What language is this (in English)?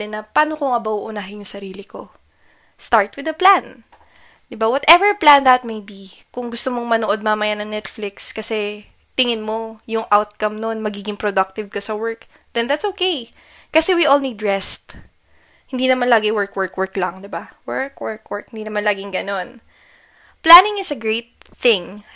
Filipino